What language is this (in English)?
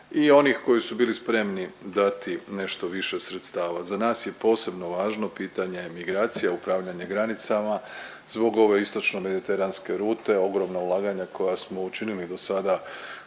Croatian